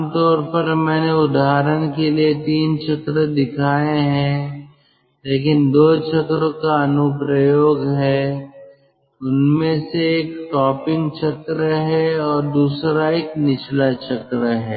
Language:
Hindi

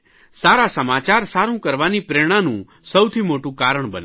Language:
Gujarati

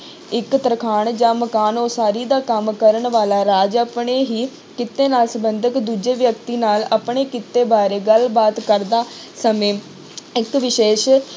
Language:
Punjabi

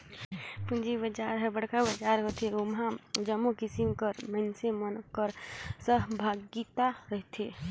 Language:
Chhattisgarhi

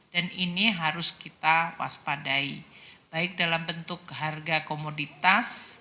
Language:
Indonesian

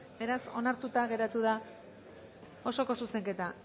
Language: Basque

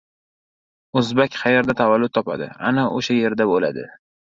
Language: Uzbek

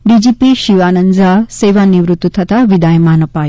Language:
Gujarati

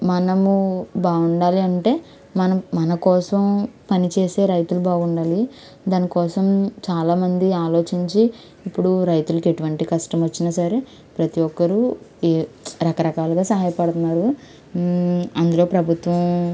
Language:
Telugu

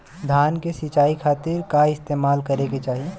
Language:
Bhojpuri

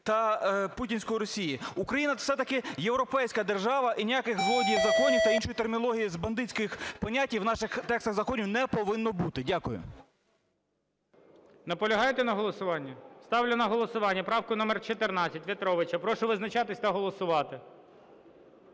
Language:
Ukrainian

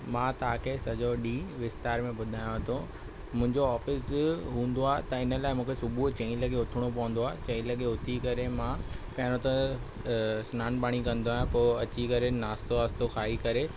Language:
Sindhi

